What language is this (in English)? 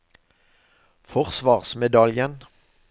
Norwegian